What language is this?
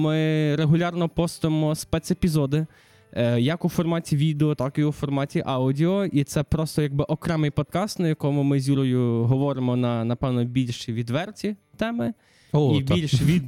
Ukrainian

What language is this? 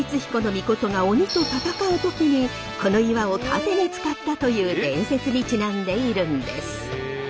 Japanese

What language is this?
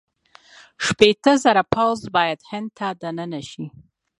Pashto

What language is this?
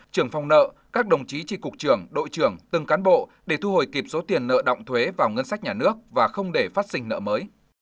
Vietnamese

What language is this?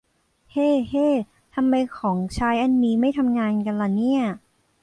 Thai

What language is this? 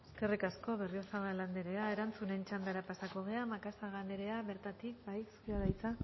Basque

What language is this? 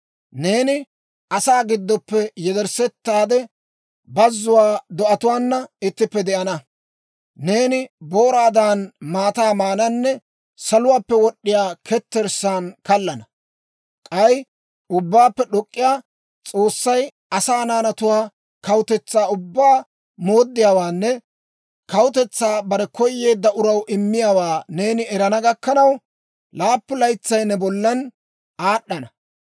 Dawro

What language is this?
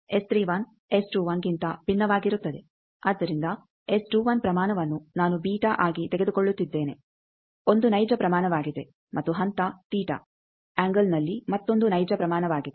Kannada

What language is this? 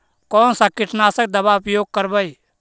Magahi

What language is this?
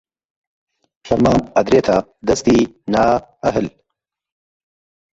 Central Kurdish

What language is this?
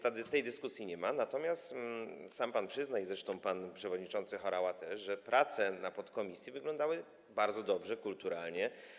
Polish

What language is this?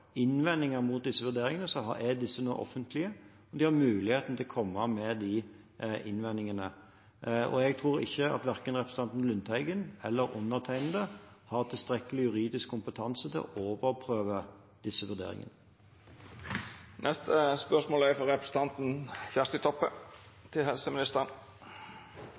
Norwegian Bokmål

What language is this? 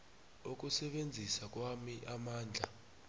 South Ndebele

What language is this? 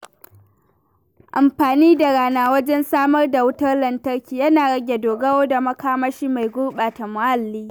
Hausa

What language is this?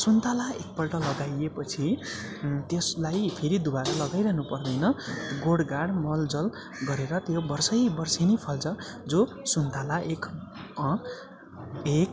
Nepali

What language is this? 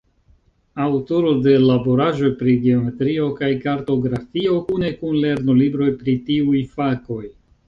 Esperanto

